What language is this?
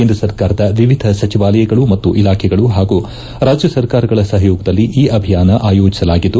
Kannada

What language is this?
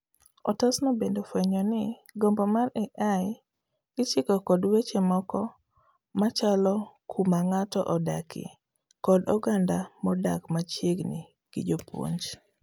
Luo (Kenya and Tanzania)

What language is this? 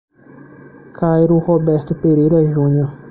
Portuguese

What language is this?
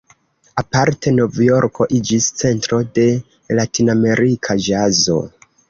Esperanto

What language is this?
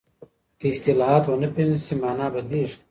Pashto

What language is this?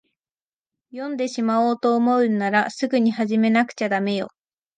Japanese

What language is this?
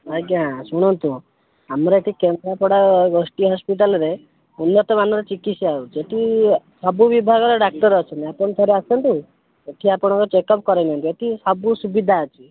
Odia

